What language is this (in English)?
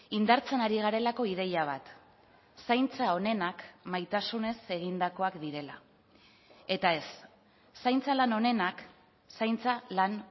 Basque